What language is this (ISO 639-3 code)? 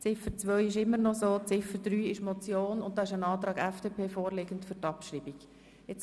gsw